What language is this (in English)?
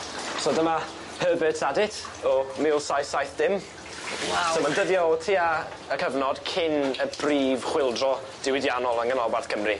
Welsh